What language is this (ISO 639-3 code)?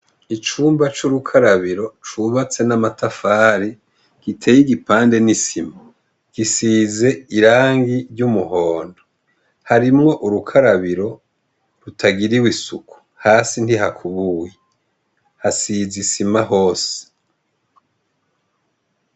run